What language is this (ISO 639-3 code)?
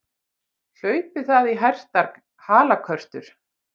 isl